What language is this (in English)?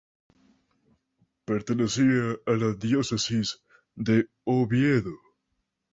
Spanish